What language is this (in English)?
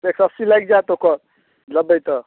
Maithili